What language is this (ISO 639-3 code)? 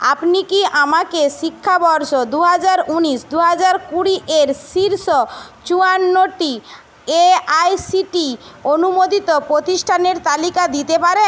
ben